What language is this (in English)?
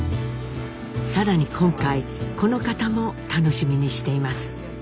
Japanese